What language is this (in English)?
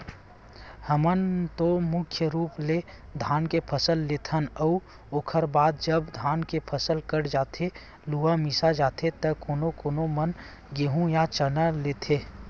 Chhattisgarhi